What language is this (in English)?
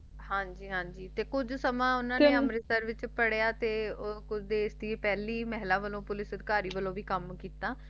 Punjabi